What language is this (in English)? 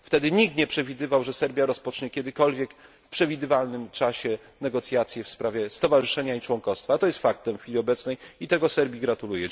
Polish